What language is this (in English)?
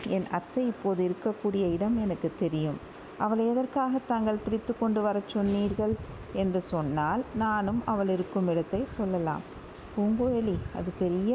Tamil